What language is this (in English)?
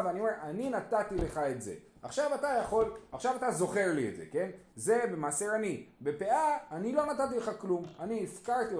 Hebrew